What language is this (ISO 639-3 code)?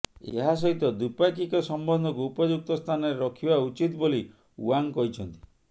ori